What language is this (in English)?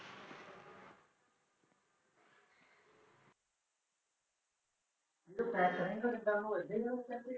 Punjabi